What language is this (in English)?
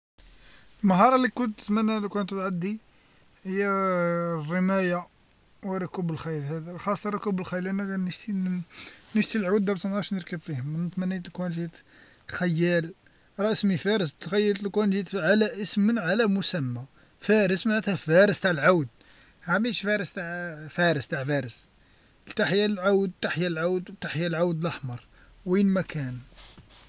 Algerian Arabic